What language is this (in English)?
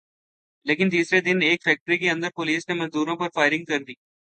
Urdu